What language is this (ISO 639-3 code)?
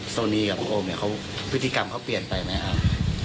tha